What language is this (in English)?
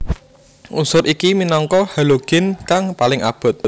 Javanese